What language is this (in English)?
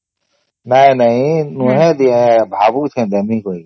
Odia